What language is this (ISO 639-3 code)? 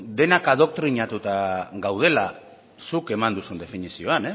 eus